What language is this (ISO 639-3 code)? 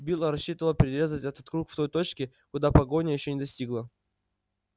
rus